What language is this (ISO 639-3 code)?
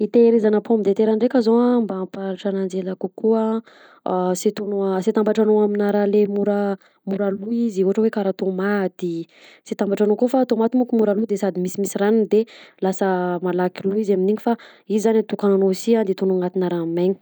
bzc